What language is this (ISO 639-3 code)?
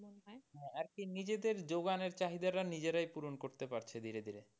ben